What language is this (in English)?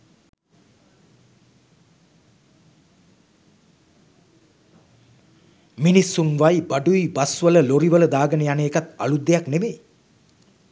Sinhala